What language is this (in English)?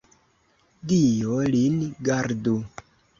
Esperanto